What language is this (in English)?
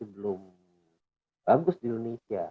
Indonesian